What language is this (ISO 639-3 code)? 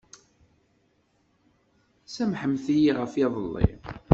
kab